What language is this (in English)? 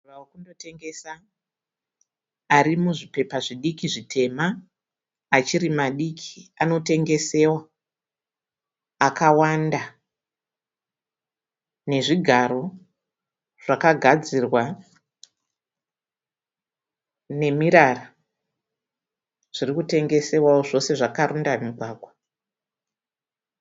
Shona